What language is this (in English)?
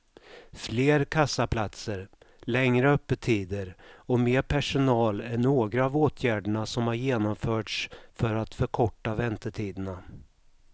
Swedish